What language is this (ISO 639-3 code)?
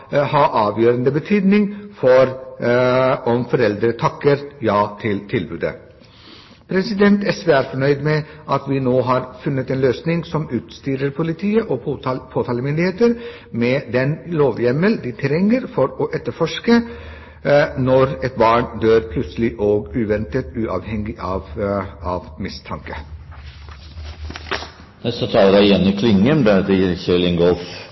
nor